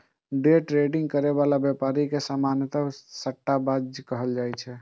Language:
Maithili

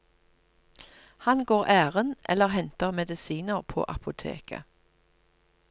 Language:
Norwegian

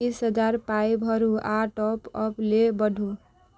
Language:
Maithili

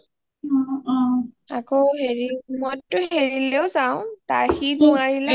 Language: Assamese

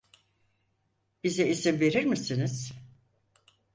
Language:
Turkish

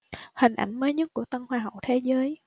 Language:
Vietnamese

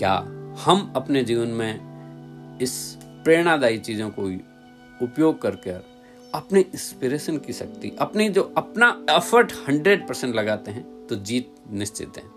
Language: Hindi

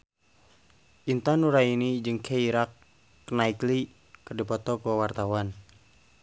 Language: Sundanese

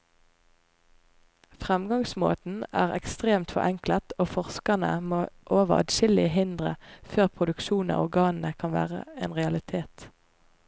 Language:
Norwegian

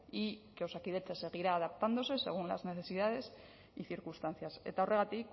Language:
Spanish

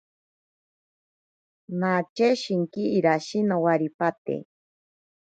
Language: Ashéninka Perené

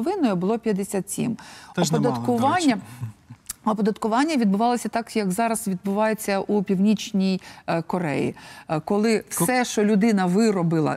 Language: Ukrainian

